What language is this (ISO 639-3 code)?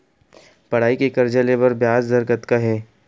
hne